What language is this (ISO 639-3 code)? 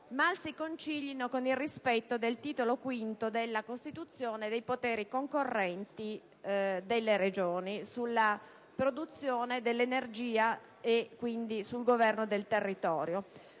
ita